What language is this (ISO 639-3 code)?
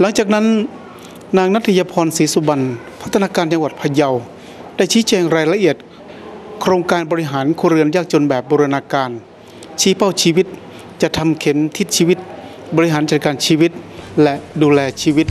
tha